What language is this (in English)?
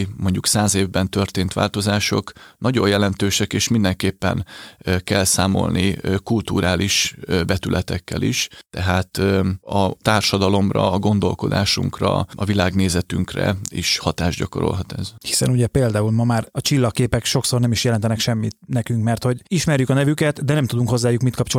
Hungarian